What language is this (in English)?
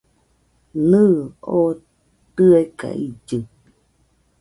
Nüpode Huitoto